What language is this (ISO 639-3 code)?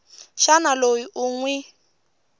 tso